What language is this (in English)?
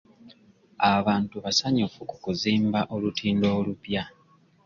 Ganda